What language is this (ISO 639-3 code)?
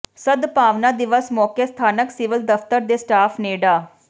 pan